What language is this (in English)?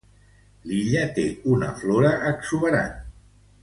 Catalan